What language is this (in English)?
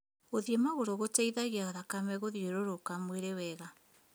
Kikuyu